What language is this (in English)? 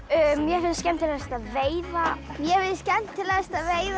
Icelandic